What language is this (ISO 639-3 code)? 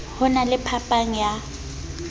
sot